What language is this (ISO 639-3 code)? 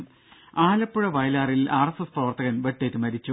mal